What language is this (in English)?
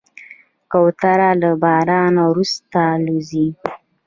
Pashto